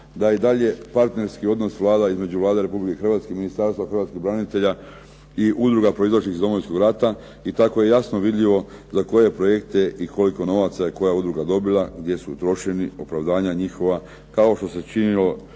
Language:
Croatian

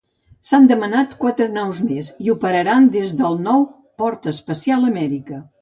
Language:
Catalan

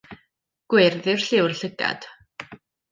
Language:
Welsh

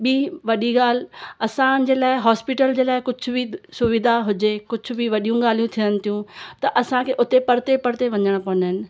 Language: Sindhi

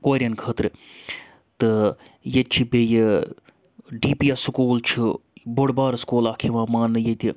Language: Kashmiri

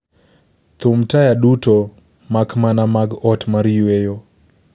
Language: Luo (Kenya and Tanzania)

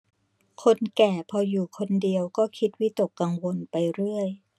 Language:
Thai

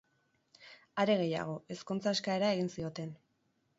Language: Basque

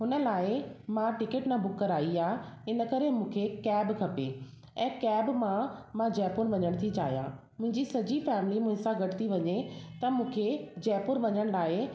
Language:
Sindhi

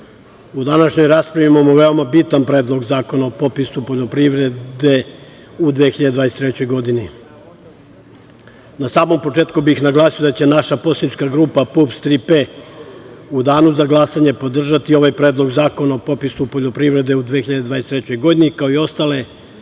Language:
Serbian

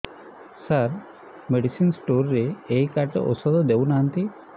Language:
Odia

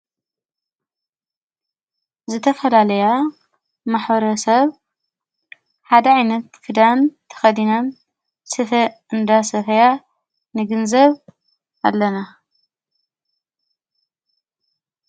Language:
Tigrinya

